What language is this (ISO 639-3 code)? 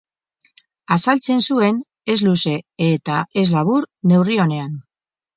eus